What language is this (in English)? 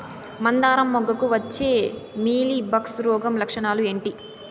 Telugu